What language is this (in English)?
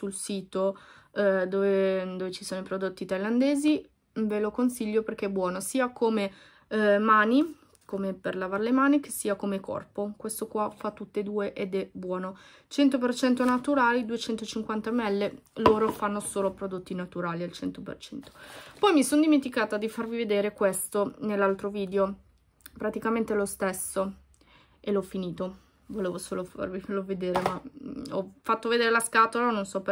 Italian